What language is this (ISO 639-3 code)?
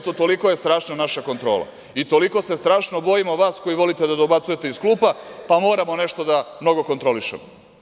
srp